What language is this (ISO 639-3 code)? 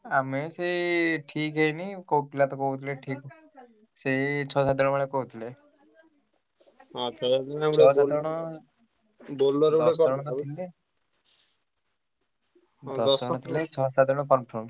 ori